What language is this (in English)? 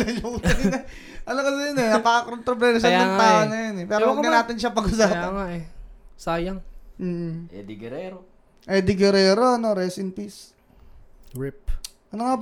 Filipino